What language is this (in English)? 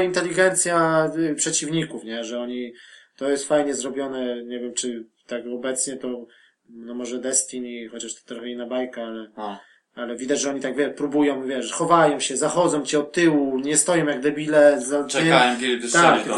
Polish